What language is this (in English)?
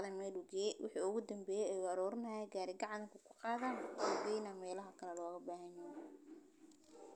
Somali